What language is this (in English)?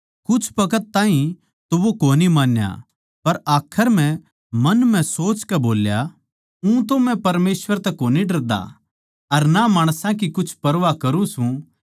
Haryanvi